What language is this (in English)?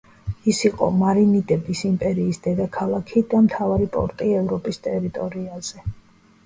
Georgian